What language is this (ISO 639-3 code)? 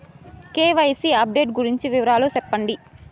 tel